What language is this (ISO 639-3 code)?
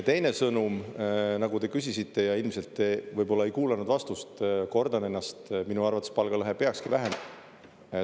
est